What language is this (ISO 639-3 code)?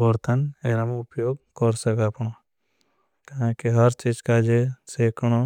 bhb